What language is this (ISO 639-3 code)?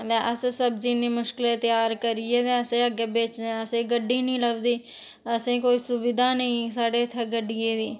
doi